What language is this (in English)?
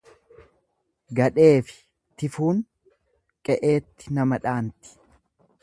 Oromo